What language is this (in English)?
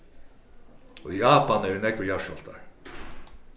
Faroese